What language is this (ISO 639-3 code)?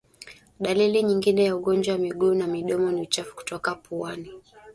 swa